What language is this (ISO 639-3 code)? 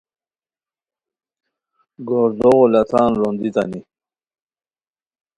khw